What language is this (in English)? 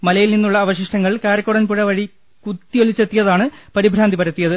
Malayalam